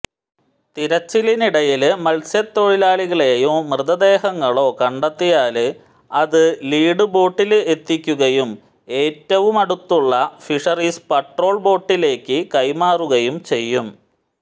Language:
Malayalam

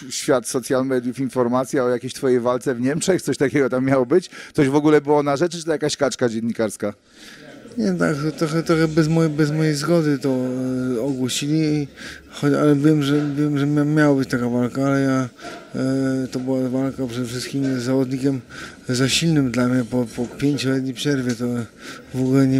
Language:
Polish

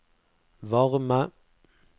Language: Norwegian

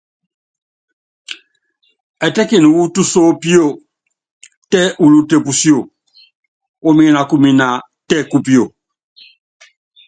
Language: Yangben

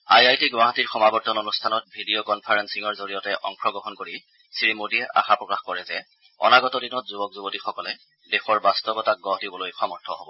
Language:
Assamese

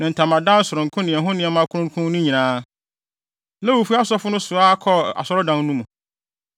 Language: Akan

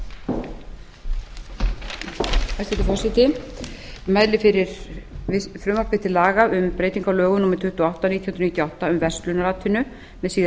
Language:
Icelandic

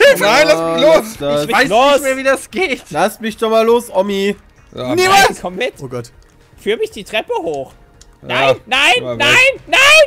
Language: German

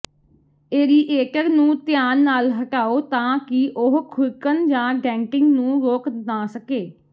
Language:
Punjabi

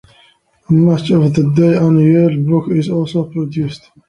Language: English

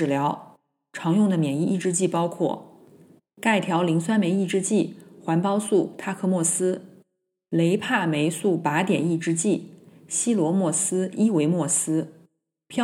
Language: Chinese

